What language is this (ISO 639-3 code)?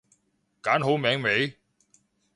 yue